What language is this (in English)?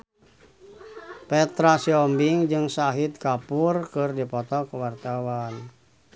Sundanese